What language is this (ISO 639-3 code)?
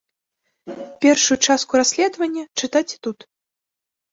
bel